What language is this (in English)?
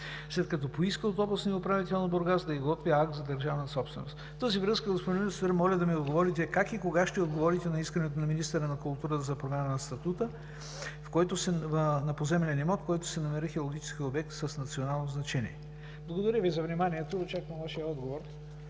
Bulgarian